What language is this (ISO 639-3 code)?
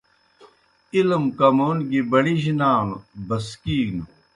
plk